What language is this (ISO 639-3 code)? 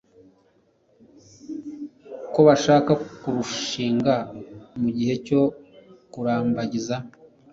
kin